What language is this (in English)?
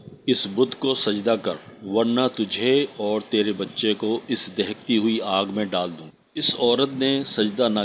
Urdu